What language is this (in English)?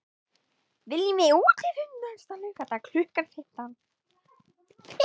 Icelandic